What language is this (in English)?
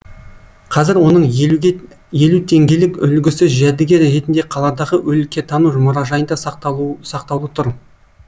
Kazakh